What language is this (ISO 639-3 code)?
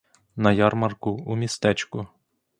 ukr